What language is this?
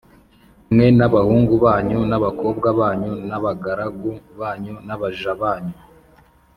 Kinyarwanda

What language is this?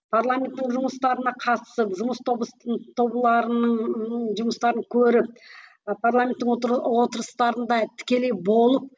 Kazakh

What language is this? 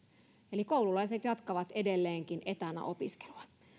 Finnish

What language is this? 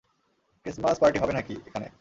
Bangla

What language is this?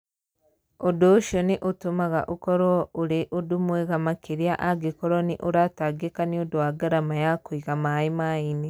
Kikuyu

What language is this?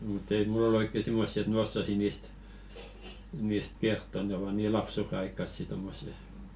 Finnish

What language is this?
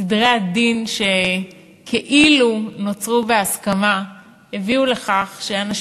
Hebrew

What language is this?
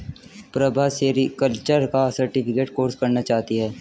Hindi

